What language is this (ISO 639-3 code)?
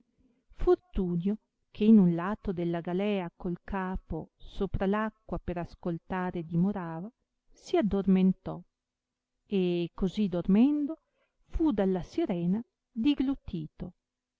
ita